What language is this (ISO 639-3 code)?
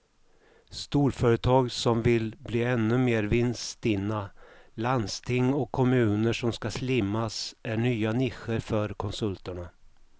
swe